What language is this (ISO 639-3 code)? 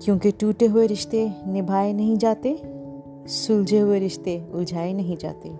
hin